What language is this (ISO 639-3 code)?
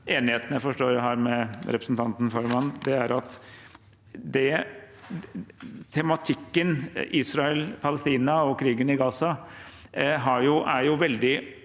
nor